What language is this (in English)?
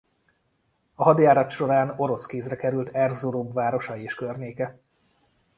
Hungarian